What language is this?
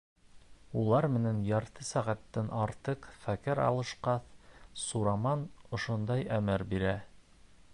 Bashkir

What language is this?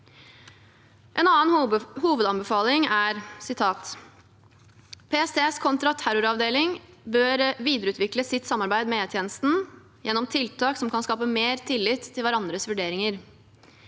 Norwegian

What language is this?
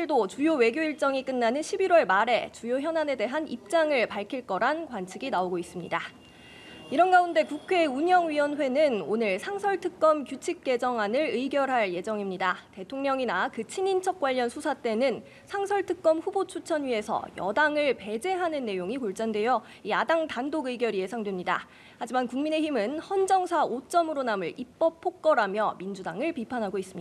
Korean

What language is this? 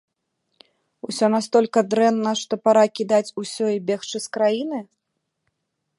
Belarusian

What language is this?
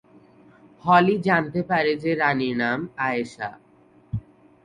Bangla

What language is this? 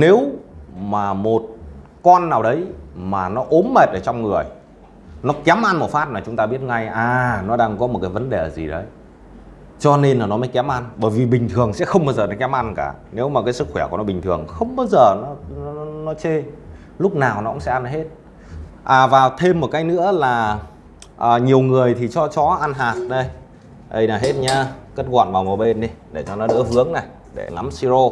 Vietnamese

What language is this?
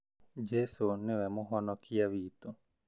Kikuyu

